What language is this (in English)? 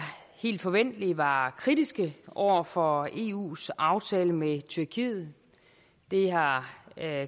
Danish